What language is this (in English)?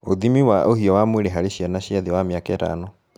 Kikuyu